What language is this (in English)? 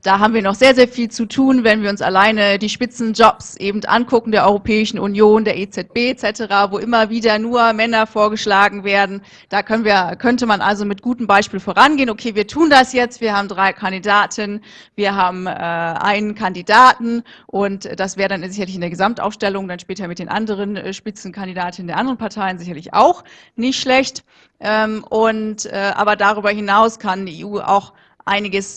German